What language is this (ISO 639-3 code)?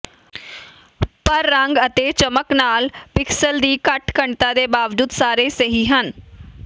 pan